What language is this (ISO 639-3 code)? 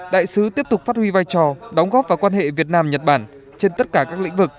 vie